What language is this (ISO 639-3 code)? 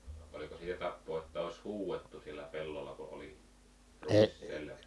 fin